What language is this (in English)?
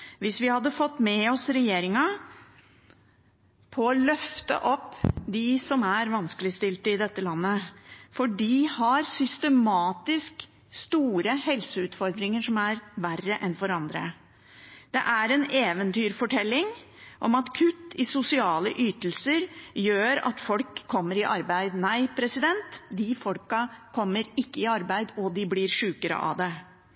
Norwegian Bokmål